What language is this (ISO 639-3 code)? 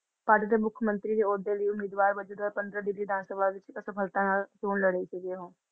pan